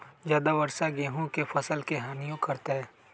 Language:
Magahi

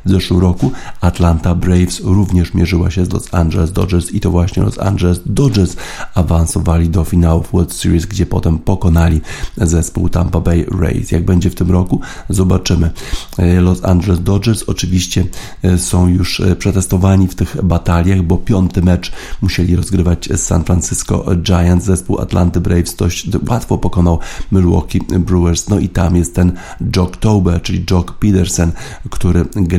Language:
Polish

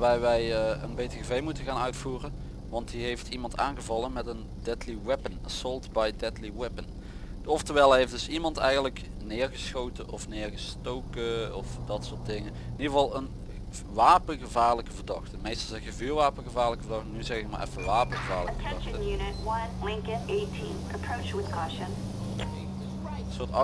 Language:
Dutch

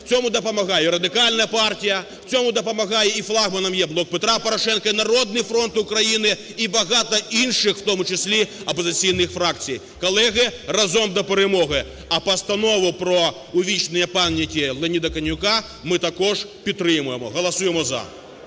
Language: Ukrainian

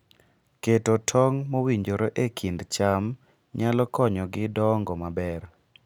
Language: Luo (Kenya and Tanzania)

